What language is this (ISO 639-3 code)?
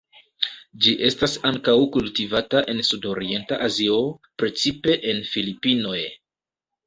epo